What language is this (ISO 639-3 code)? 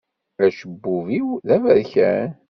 kab